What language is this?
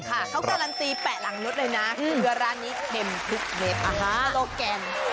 Thai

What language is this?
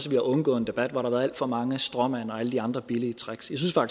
Danish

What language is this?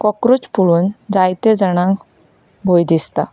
Konkani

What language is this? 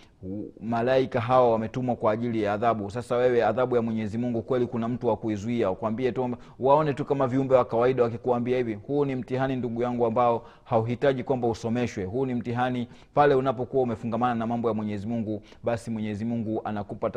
Swahili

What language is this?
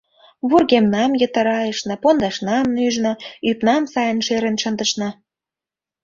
Mari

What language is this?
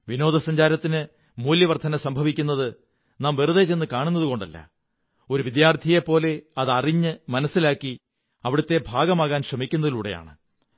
Malayalam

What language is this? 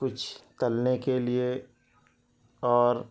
Urdu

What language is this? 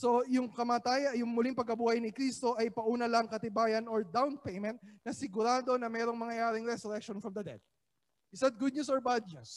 Filipino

